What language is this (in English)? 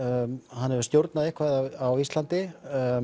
Icelandic